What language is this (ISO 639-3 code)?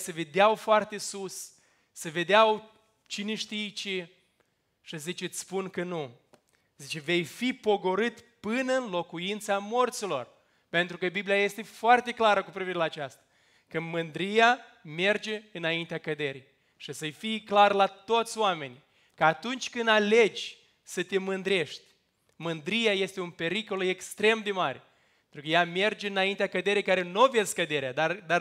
ron